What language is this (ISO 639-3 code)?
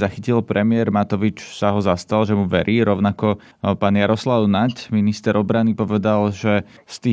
slk